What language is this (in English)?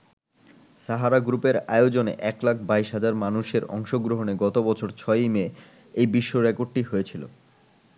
Bangla